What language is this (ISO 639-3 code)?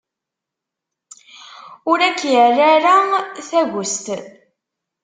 kab